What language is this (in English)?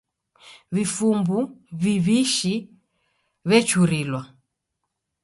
Taita